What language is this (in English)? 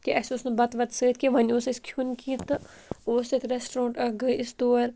Kashmiri